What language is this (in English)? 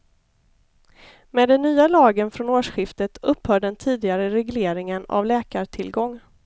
Swedish